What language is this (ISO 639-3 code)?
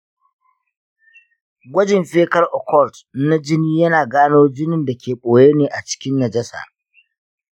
hau